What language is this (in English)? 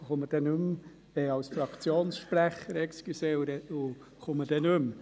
Swiss German